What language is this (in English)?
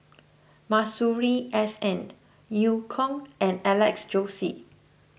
English